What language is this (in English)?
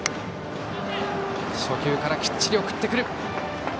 Japanese